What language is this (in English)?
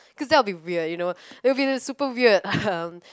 English